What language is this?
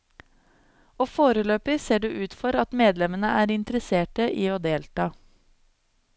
Norwegian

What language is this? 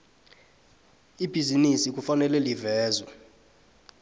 South Ndebele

